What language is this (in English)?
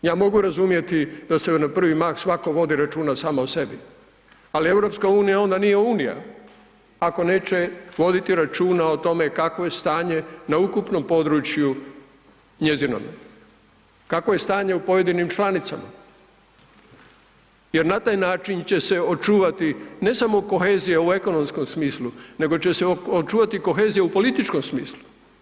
Croatian